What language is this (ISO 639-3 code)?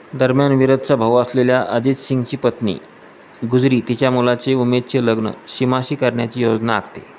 mar